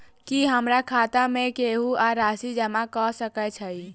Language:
Maithili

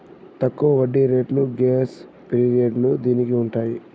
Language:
Telugu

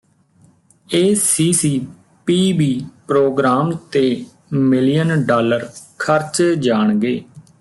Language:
Punjabi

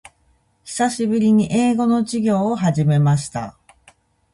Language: Japanese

